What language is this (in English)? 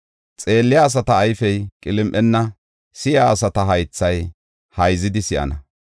Gofa